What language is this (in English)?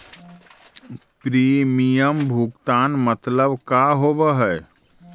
Magahi